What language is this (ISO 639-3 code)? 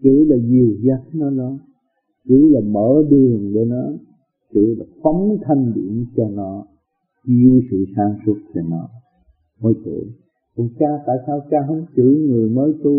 vie